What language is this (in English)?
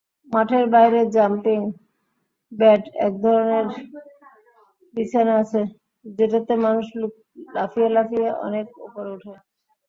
Bangla